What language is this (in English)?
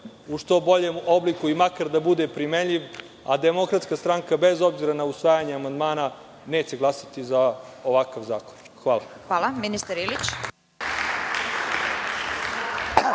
Serbian